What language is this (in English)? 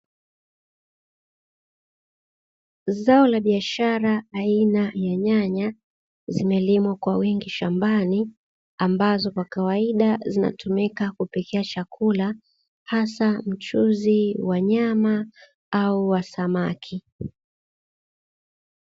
Swahili